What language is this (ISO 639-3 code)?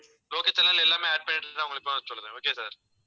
tam